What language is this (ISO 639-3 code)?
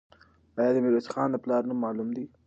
pus